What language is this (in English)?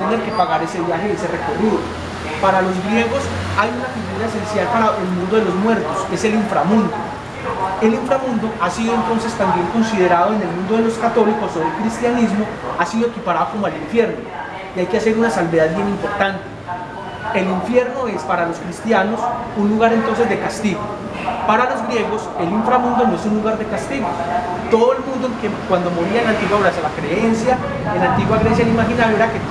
Spanish